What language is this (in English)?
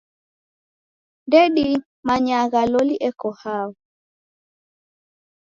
Taita